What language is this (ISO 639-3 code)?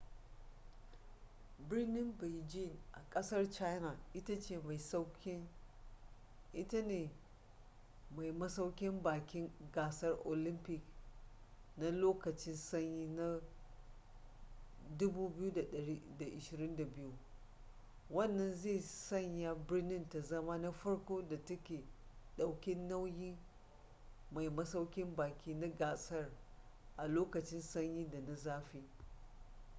hau